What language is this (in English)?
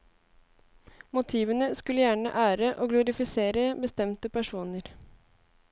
Norwegian